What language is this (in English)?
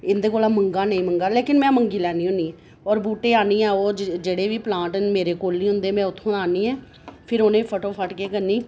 Dogri